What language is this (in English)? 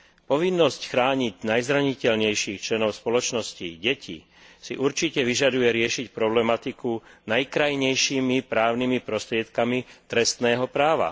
Slovak